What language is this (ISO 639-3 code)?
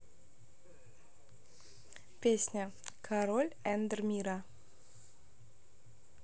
rus